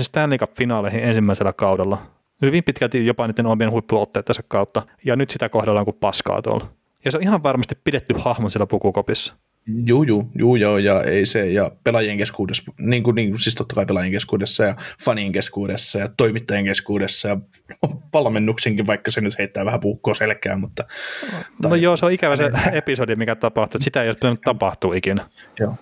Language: Finnish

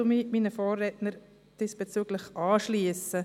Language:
Swiss German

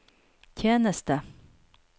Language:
Norwegian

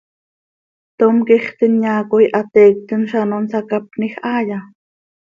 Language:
Seri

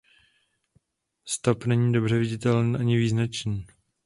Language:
Czech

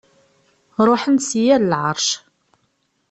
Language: Kabyle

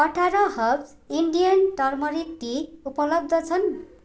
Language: Nepali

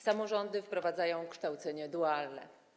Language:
Polish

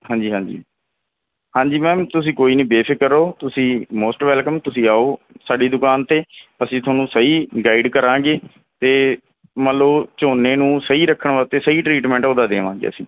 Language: Punjabi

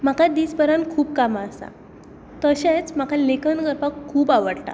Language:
Konkani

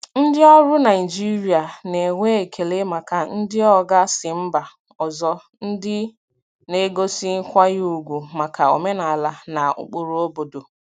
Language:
Igbo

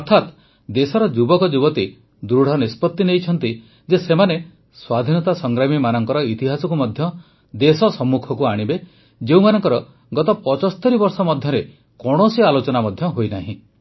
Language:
Odia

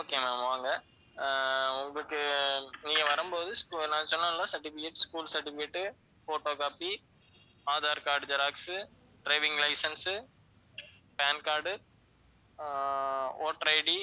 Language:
Tamil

